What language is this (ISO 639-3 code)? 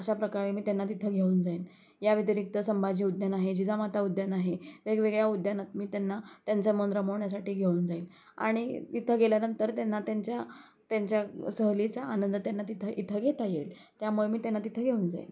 mar